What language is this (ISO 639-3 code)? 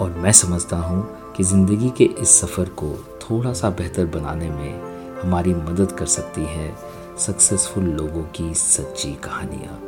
hin